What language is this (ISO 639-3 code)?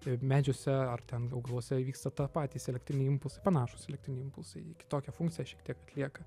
lit